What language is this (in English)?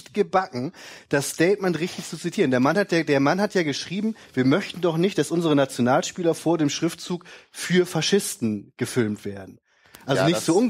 German